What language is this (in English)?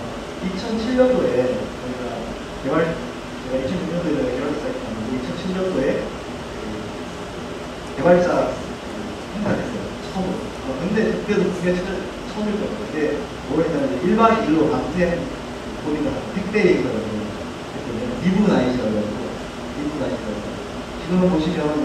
Korean